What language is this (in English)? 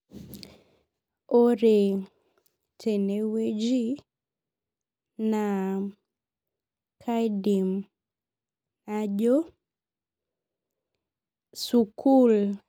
Masai